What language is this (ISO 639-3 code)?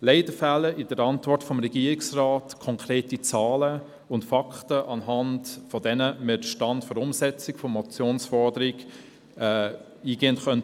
gsw